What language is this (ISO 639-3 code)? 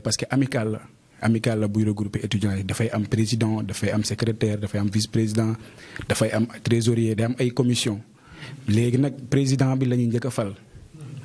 fra